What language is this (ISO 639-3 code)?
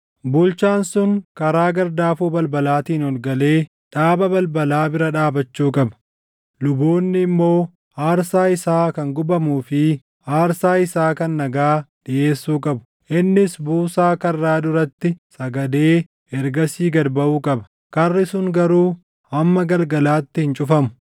orm